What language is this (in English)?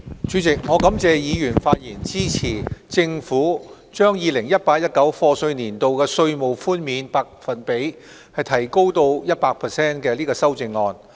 Cantonese